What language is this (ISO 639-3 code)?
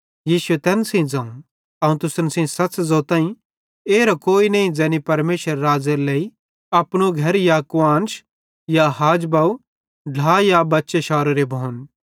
bhd